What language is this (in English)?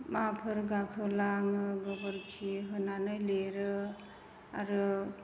Bodo